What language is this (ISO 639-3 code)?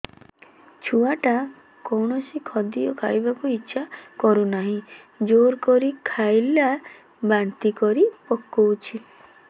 ori